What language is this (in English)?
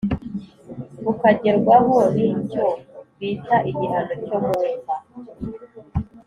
Kinyarwanda